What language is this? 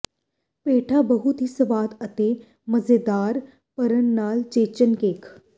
Punjabi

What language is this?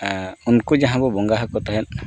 Santali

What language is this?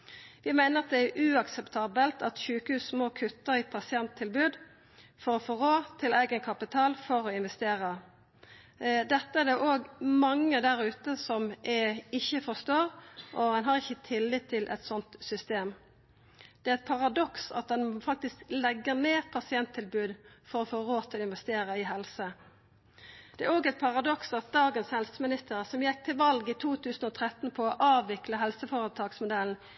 Norwegian Nynorsk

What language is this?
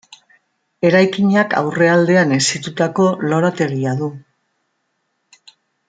Basque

